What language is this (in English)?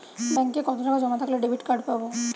Bangla